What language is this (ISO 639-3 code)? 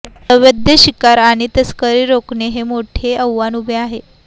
mar